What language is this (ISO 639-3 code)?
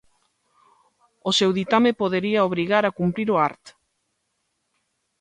glg